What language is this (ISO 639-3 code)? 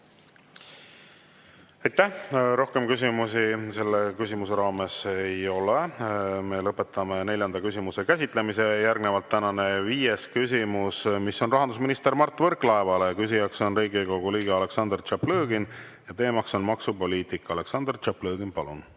est